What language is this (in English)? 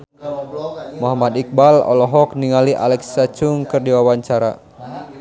Sundanese